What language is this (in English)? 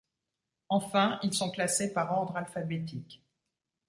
French